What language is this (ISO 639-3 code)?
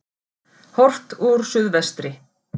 isl